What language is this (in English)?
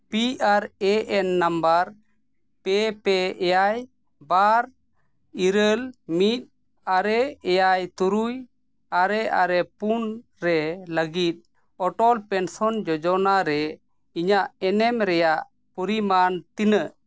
Santali